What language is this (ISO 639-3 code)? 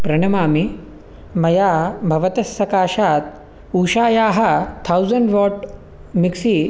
san